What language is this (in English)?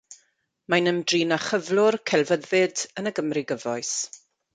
Welsh